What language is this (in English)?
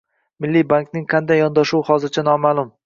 Uzbek